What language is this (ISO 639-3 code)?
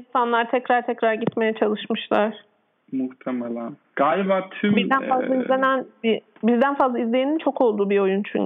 tur